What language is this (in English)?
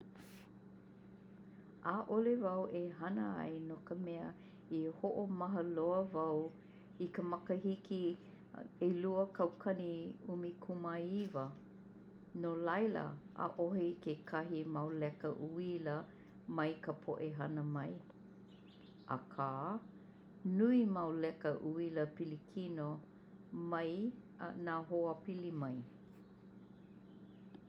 Hawaiian